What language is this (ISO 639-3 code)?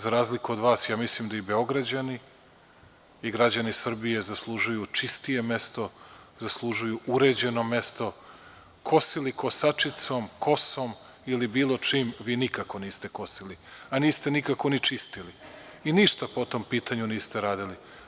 srp